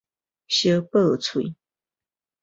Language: Min Nan Chinese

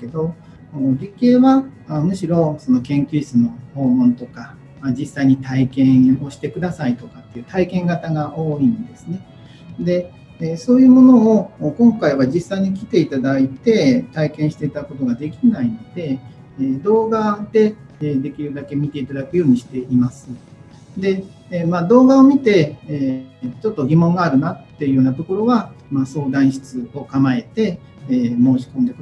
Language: Japanese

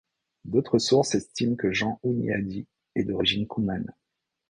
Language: French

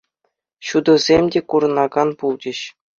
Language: Chuvash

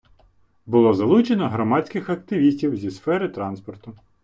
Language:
Ukrainian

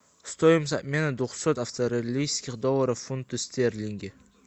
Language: Russian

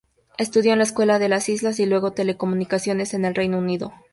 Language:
Spanish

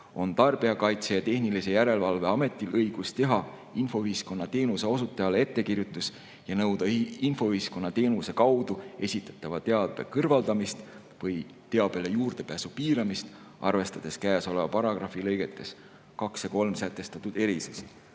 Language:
Estonian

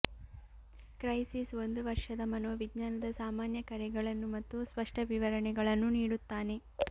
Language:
Kannada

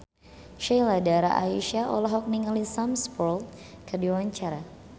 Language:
Sundanese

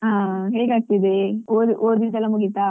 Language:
Kannada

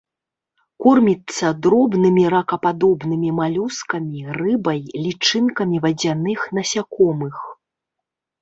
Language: Belarusian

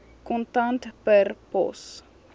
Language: Afrikaans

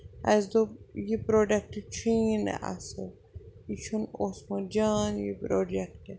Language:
Kashmiri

